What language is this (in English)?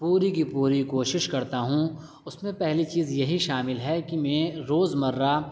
Urdu